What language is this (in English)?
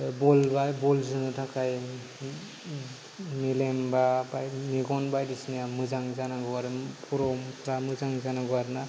Bodo